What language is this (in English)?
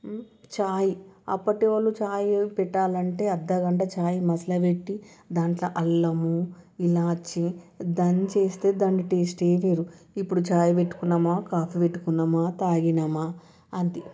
Telugu